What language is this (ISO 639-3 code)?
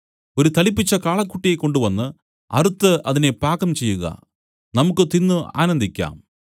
mal